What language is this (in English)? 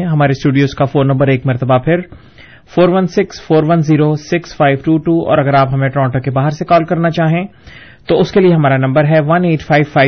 Urdu